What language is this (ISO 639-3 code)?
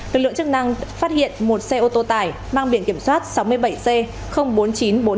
vie